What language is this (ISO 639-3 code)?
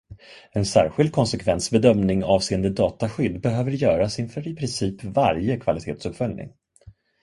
swe